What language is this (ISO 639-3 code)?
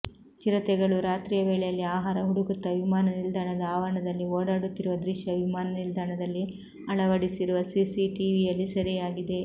kan